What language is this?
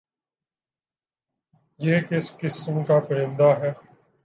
Urdu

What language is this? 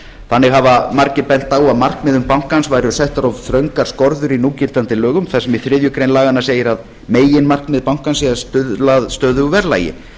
Icelandic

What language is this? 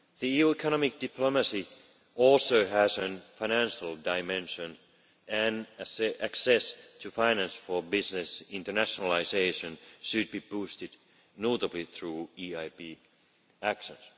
English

